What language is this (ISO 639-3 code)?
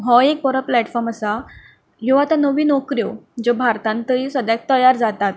kok